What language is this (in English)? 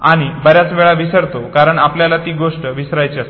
Marathi